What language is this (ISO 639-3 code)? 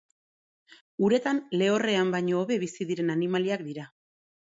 eus